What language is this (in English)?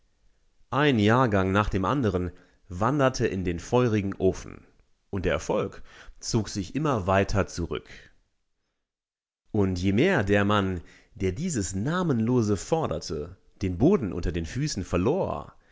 German